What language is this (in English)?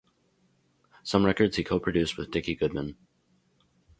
English